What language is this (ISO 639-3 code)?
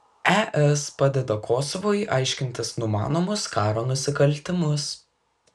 lit